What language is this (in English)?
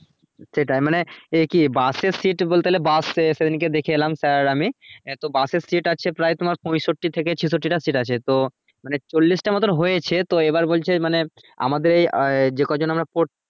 Bangla